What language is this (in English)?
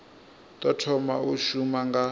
Venda